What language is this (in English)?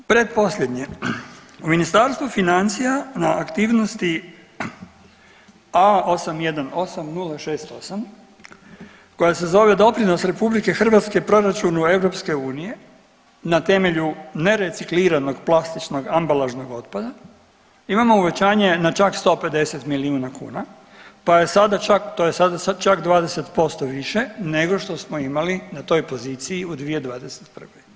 Croatian